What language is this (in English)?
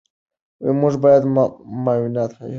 Pashto